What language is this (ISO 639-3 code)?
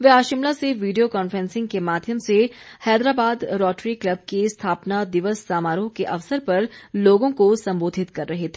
hin